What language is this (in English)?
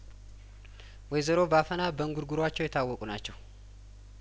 Amharic